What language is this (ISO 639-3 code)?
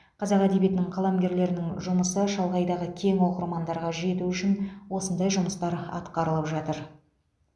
kaz